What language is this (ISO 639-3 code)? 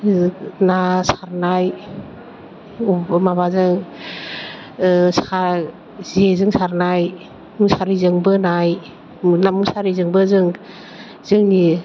brx